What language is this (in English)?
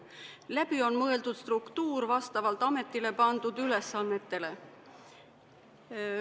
Estonian